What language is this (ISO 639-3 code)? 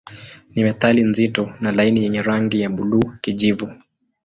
swa